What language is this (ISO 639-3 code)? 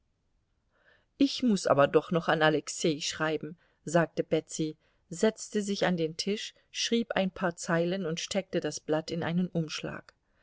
deu